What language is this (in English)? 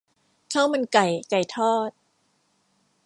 Thai